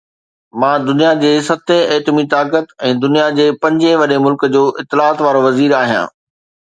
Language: Sindhi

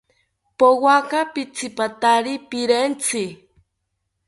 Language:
South Ucayali Ashéninka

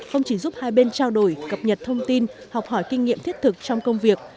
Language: Vietnamese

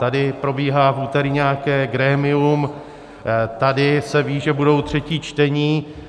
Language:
Czech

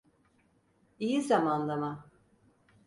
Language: Turkish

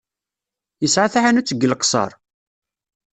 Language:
Kabyle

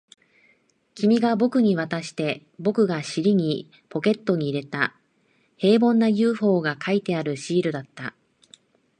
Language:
Japanese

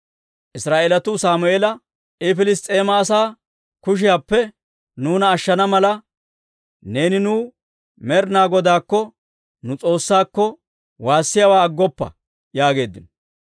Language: Dawro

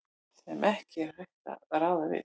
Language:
Icelandic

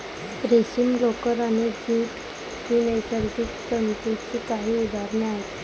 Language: Marathi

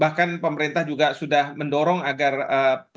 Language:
Indonesian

